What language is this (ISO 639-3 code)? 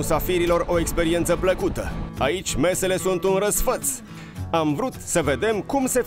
ron